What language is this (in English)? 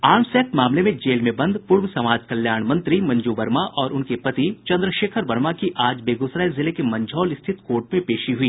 Hindi